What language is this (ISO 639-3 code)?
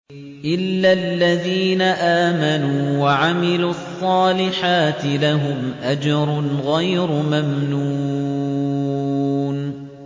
ara